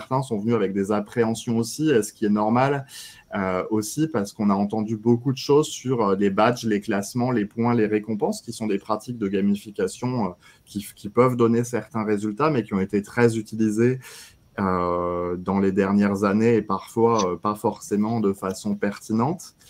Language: French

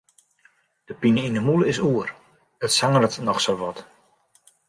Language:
Western Frisian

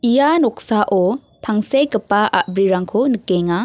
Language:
Garo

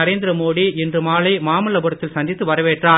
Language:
Tamil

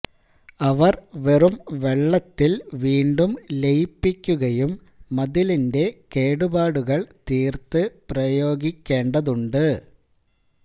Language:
Malayalam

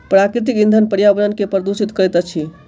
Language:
Maithili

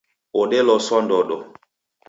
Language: Taita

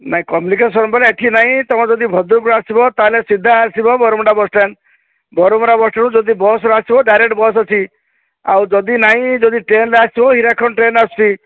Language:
Odia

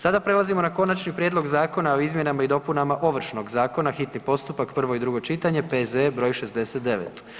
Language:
Croatian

